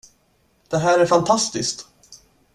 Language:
Swedish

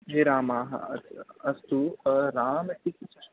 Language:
Sanskrit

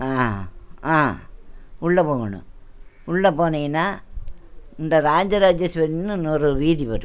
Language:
Tamil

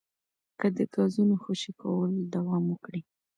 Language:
Pashto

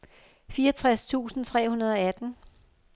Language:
Danish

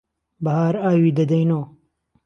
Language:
Central Kurdish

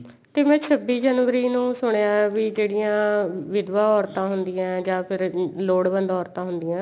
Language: Punjabi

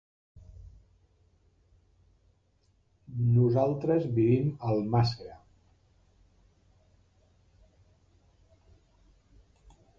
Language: Catalan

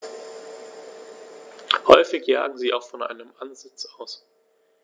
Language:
German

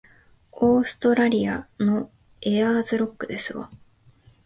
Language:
Japanese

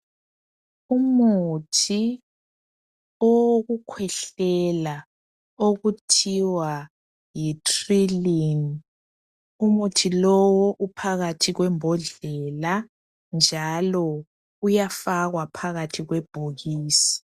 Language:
North Ndebele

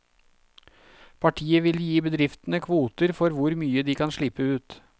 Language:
Norwegian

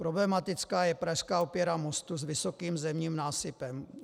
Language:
Czech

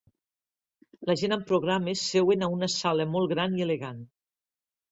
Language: Catalan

